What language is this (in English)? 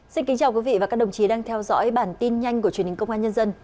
Vietnamese